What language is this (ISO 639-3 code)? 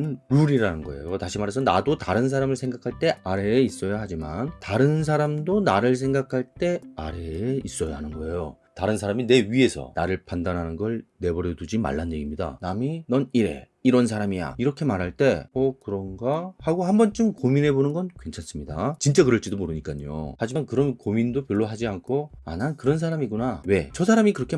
kor